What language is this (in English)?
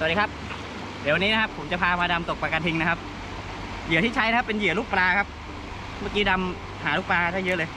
Thai